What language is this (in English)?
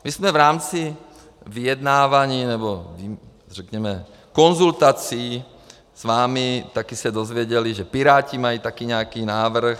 Czech